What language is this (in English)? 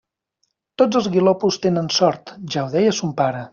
Catalan